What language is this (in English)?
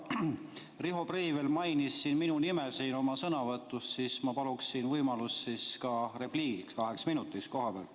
Estonian